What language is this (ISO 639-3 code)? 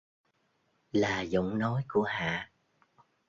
vie